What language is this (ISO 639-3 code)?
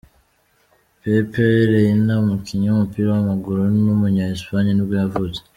kin